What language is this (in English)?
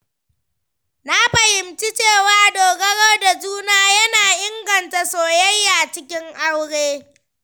Hausa